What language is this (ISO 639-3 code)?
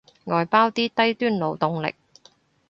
yue